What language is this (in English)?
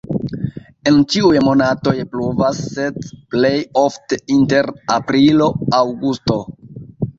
Esperanto